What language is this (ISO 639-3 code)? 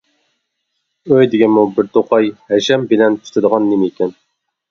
uig